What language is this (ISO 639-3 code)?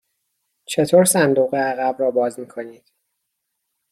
fas